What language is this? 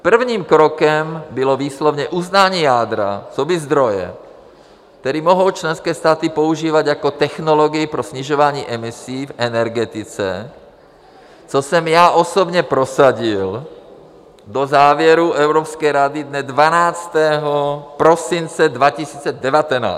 Czech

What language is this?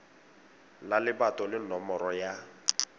Tswana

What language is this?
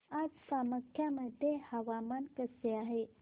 Marathi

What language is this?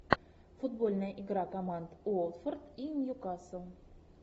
Russian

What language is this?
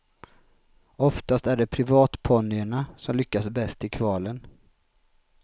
Swedish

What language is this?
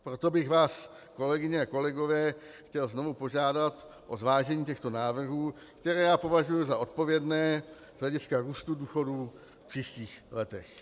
Czech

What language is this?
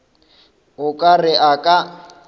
Northern Sotho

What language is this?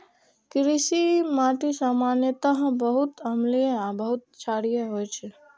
Maithili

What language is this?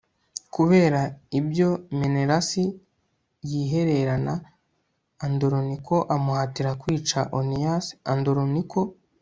Kinyarwanda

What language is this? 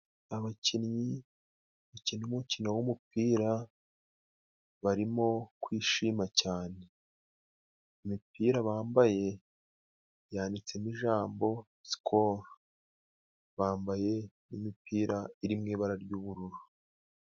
Kinyarwanda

